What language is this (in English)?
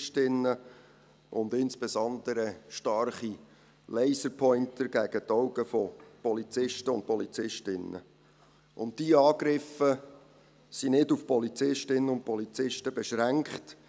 Swiss German